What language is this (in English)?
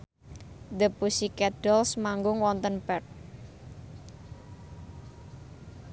Javanese